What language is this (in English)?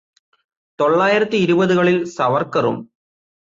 Malayalam